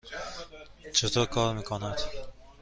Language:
Persian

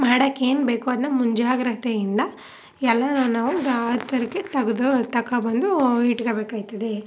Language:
Kannada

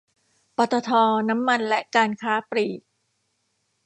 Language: Thai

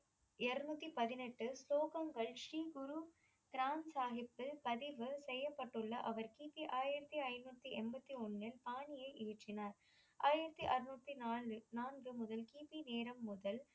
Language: Tamil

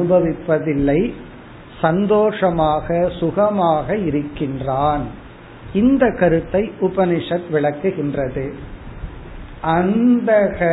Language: Tamil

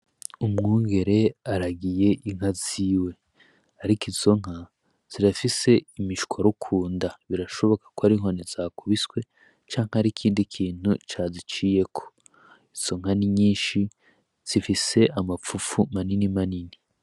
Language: Rundi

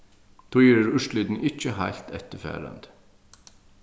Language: Faroese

